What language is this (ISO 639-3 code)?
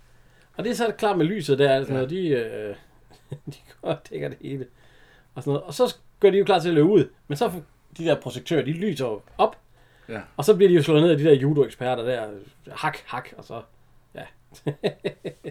dan